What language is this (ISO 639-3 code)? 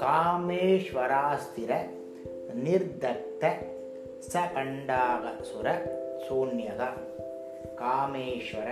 tam